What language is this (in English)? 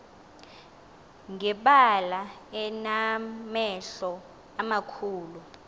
Xhosa